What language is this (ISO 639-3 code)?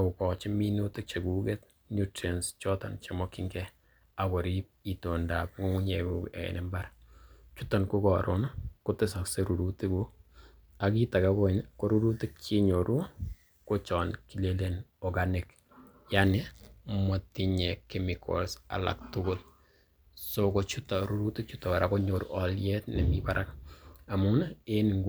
kln